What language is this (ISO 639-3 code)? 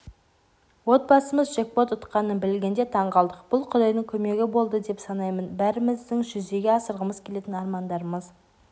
kaz